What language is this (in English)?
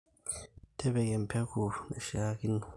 Masai